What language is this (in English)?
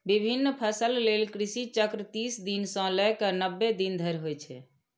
Maithili